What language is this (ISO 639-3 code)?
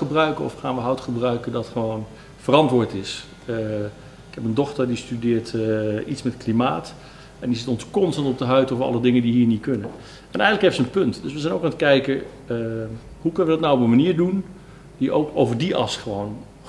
nld